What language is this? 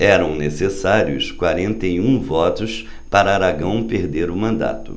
Portuguese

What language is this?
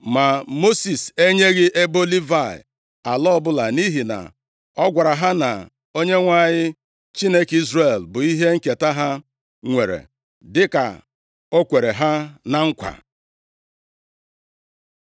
Igbo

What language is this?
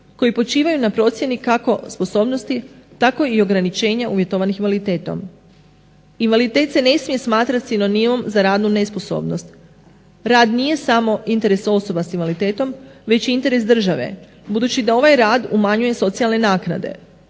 Croatian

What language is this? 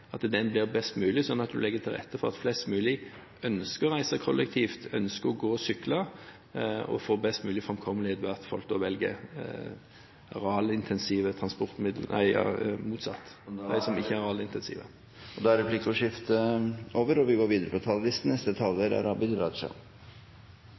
Norwegian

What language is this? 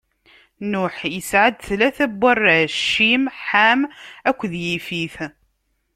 Kabyle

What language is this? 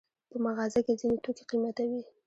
Pashto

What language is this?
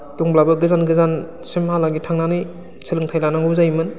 Bodo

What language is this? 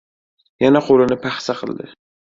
Uzbek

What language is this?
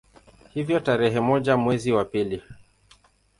Swahili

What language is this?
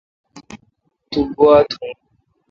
Kalkoti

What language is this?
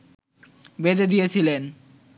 Bangla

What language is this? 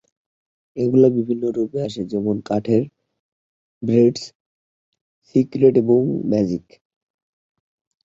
Bangla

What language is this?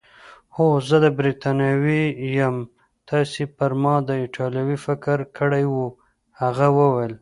Pashto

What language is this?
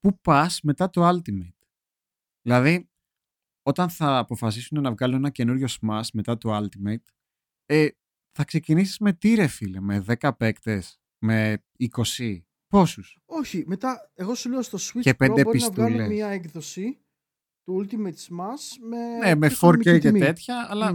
Greek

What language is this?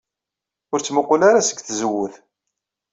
Kabyle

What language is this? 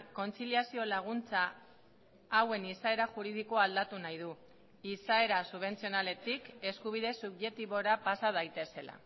Basque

